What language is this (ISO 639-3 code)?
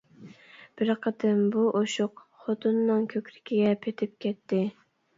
uig